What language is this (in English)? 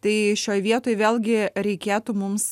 Lithuanian